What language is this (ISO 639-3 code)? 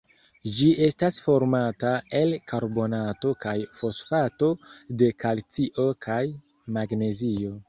epo